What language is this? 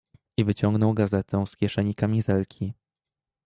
Polish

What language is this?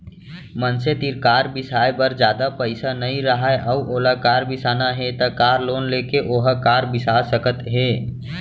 Chhattisgarhi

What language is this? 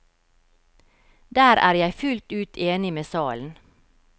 Norwegian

